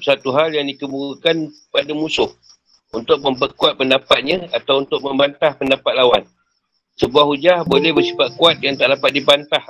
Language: Malay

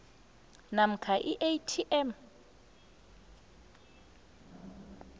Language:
South Ndebele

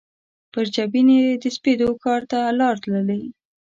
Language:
Pashto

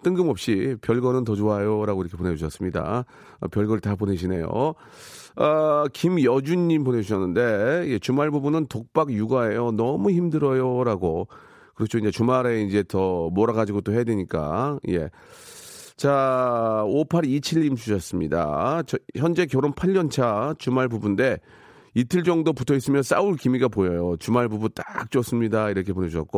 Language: Korean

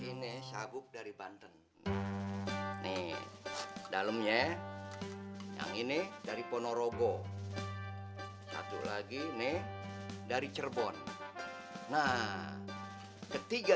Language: Indonesian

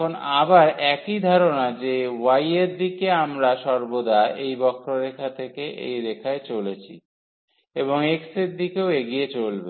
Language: Bangla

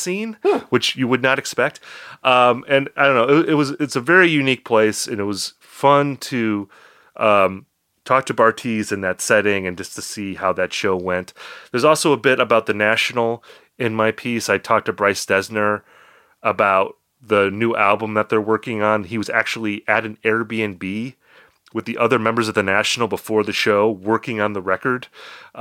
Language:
English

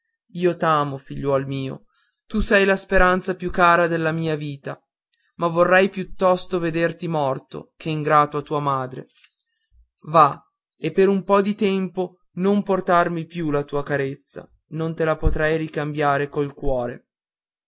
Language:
Italian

